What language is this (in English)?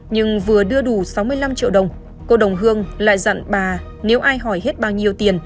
Vietnamese